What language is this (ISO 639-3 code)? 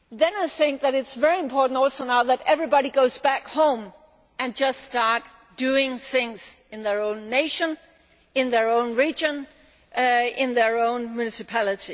eng